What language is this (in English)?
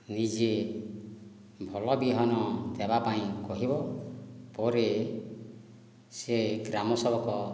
Odia